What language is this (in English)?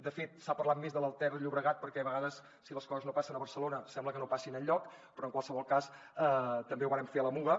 Catalan